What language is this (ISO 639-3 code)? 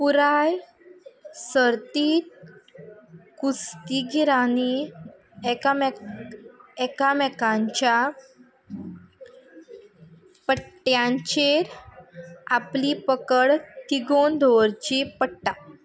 kok